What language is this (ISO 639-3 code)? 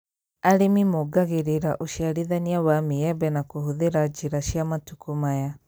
kik